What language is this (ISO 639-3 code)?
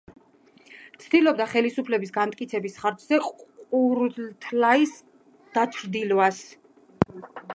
kat